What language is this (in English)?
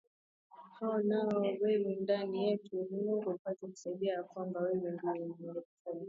Swahili